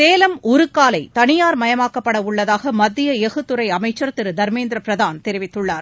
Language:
Tamil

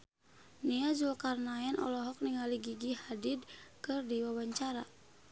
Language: Sundanese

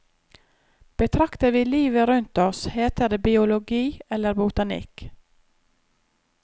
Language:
Norwegian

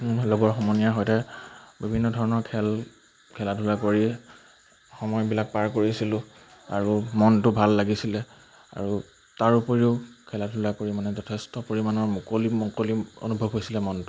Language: Assamese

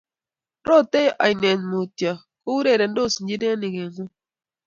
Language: Kalenjin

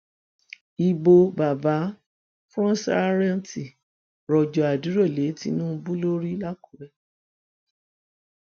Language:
Yoruba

